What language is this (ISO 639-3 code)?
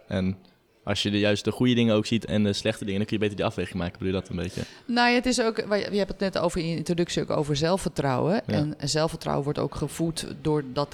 nld